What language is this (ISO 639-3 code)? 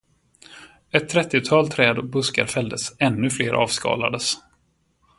swe